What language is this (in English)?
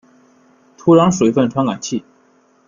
Chinese